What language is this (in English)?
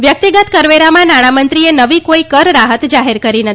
Gujarati